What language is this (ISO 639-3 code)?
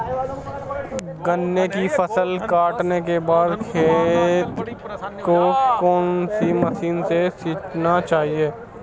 hin